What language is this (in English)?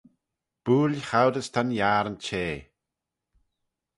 Manx